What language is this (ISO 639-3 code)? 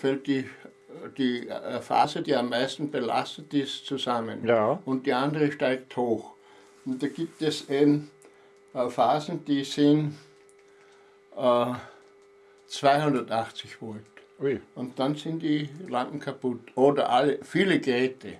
deu